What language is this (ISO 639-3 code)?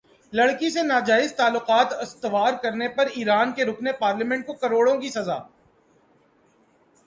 urd